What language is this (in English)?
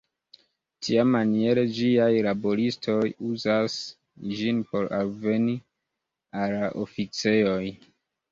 Esperanto